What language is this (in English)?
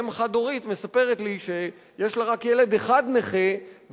Hebrew